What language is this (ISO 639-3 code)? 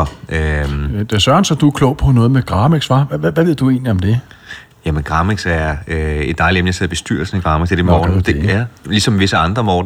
dan